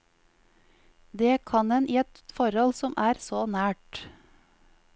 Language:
Norwegian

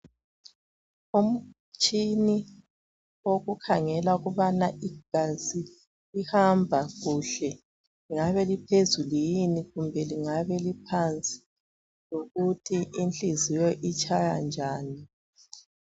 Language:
North Ndebele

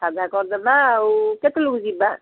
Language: Odia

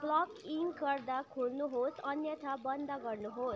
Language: Nepali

